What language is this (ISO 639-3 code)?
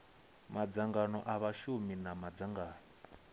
ven